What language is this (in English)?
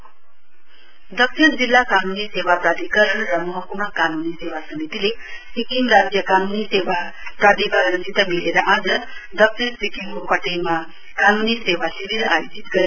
Nepali